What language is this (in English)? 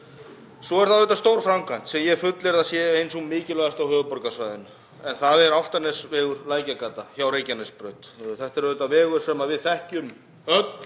Icelandic